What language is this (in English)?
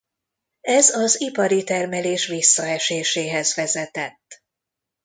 Hungarian